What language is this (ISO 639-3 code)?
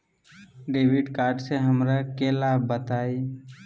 mag